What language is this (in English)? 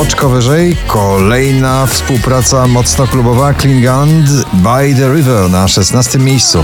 Polish